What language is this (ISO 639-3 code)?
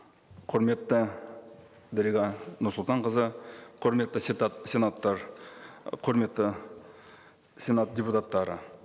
kaz